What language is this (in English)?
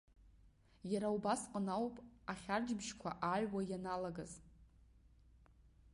Abkhazian